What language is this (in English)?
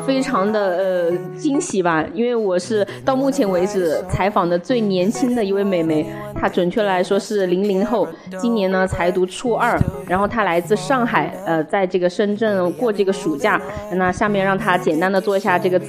Chinese